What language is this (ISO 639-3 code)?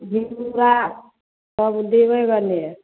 mai